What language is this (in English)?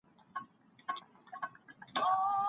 Pashto